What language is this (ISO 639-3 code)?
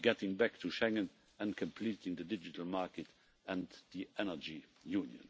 eng